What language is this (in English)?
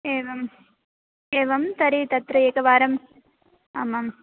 Sanskrit